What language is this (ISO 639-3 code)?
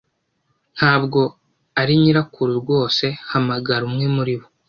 kin